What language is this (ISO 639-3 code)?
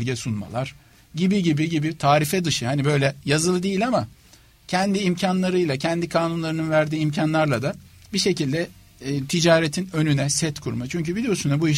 tur